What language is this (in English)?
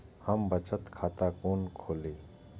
Maithili